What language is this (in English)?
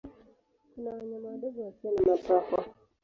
Swahili